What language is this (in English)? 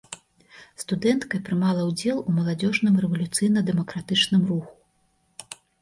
Belarusian